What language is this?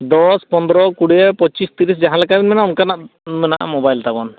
Santali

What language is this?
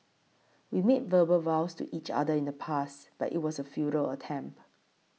English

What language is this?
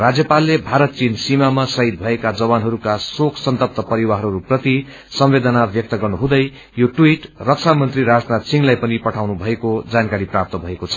Nepali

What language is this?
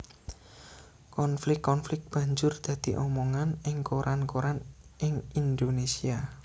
Javanese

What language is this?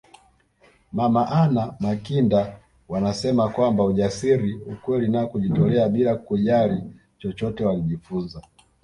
Swahili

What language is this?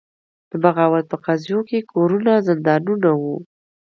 Pashto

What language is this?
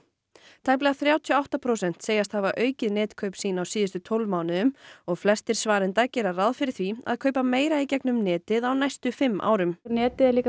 Icelandic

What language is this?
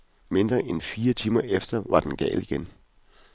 Danish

